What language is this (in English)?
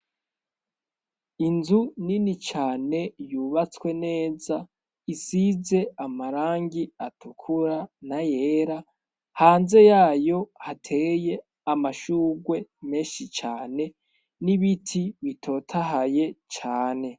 Rundi